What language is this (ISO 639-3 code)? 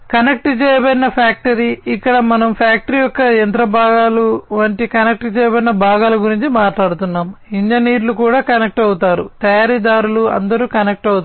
tel